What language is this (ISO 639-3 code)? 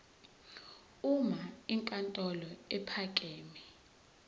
zul